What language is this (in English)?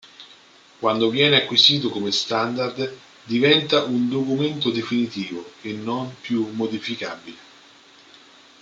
Italian